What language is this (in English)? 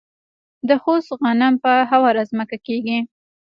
Pashto